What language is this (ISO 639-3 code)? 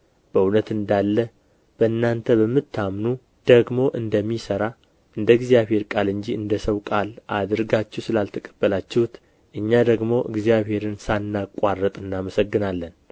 amh